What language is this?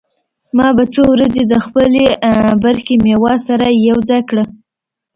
Pashto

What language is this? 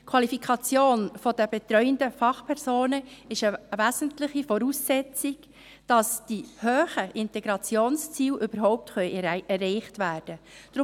Swiss German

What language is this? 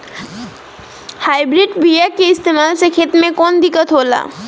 Bhojpuri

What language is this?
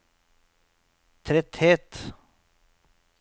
Norwegian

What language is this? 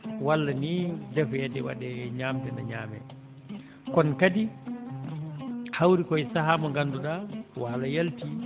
Fula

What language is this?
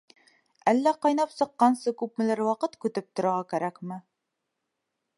Bashkir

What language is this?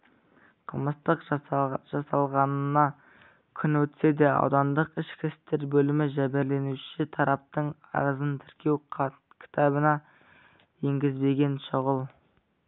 Kazakh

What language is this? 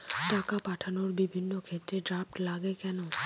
Bangla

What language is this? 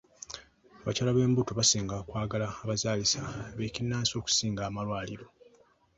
Ganda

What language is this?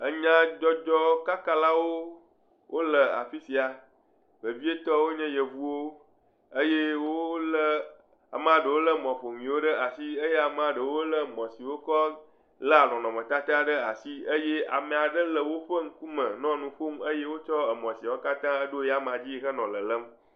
Ewe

